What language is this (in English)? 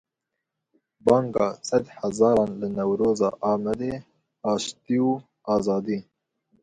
Kurdish